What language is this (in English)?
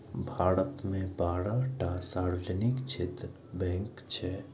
Maithili